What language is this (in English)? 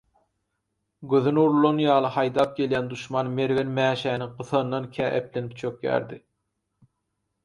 Turkmen